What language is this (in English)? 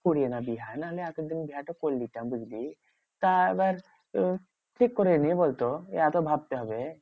Bangla